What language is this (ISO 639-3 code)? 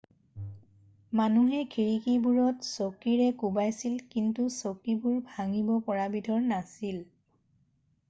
asm